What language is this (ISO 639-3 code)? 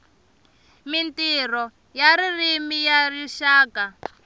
tso